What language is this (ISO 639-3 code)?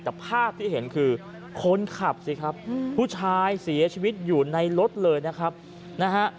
tha